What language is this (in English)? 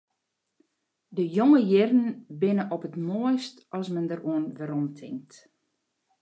Western Frisian